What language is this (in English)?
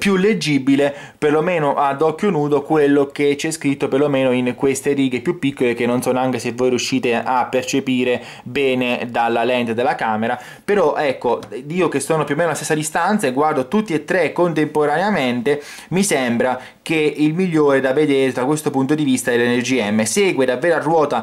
Italian